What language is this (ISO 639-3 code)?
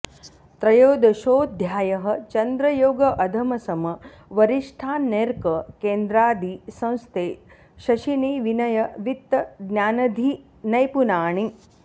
san